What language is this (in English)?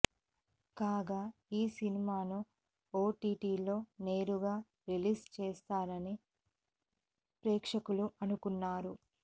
Telugu